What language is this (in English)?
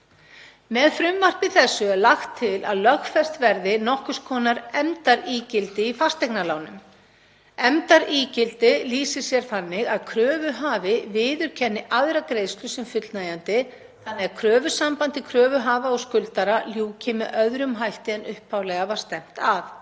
Icelandic